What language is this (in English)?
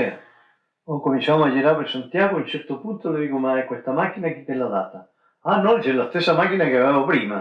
Italian